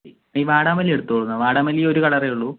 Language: Malayalam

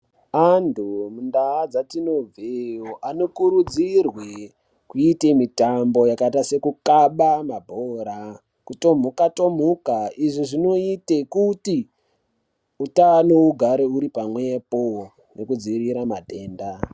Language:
Ndau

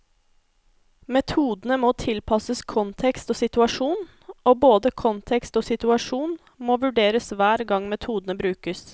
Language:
Norwegian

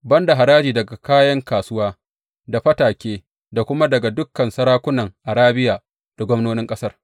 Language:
Hausa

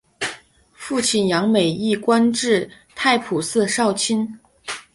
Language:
Chinese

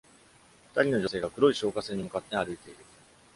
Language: Japanese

